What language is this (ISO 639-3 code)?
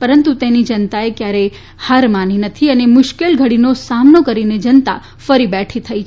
guj